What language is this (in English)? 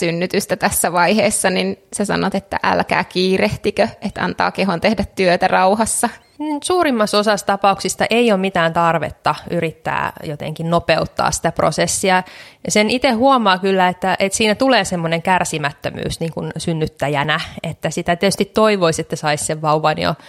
Finnish